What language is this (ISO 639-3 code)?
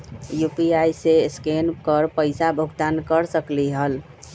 mag